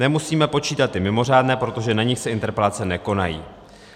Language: Czech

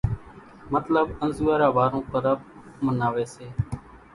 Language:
Kachi Koli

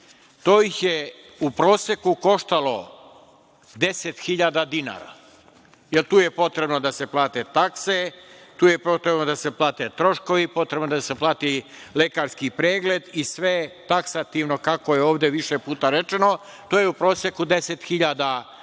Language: Serbian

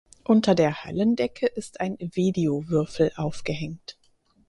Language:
German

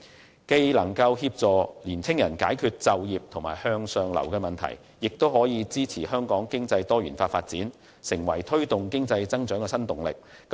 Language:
Cantonese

